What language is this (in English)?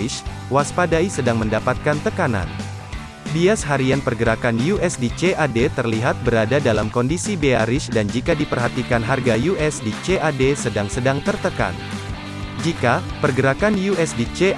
Indonesian